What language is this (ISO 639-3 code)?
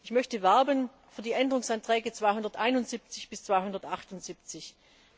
deu